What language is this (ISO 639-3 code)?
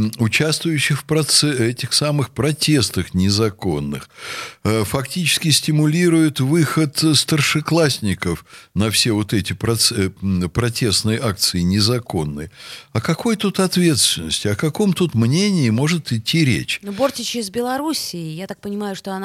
rus